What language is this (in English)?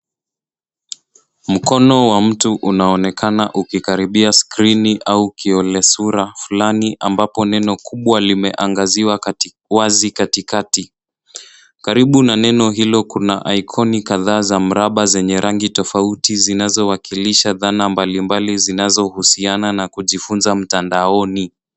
Swahili